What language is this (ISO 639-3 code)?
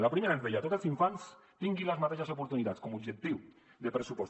cat